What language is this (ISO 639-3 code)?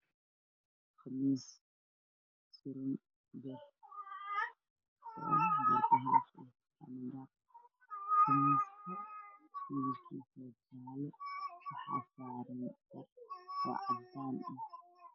som